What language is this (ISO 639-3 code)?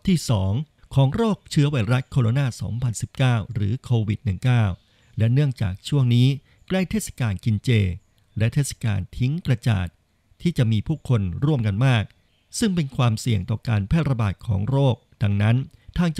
tha